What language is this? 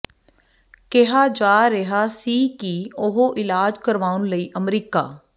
Punjabi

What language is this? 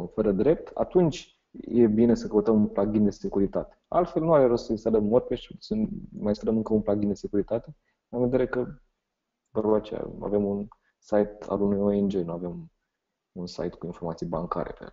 Romanian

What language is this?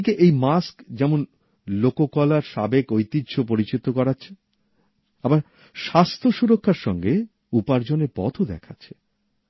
Bangla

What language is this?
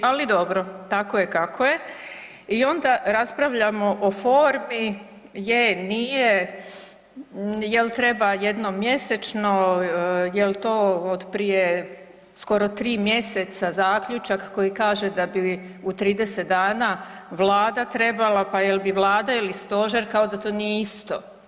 Croatian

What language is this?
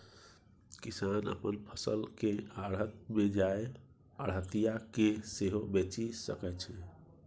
Maithili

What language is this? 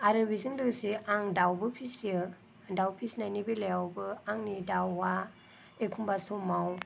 Bodo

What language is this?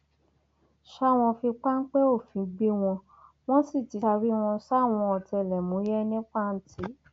Yoruba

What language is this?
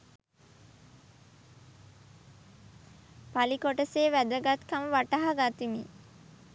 Sinhala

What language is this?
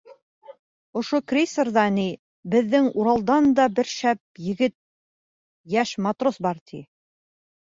Bashkir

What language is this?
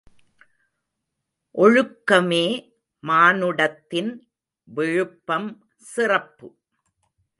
Tamil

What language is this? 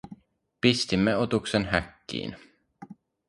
Finnish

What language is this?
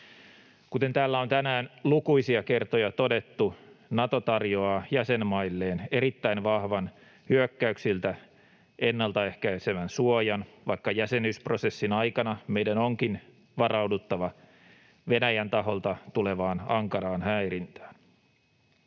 Finnish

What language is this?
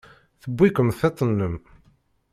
Kabyle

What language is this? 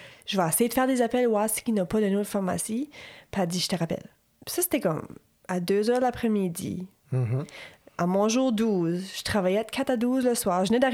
French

